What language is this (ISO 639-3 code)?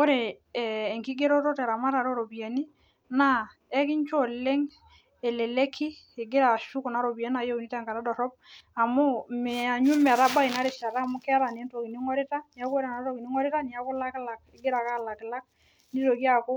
mas